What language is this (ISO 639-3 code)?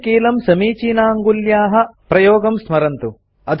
san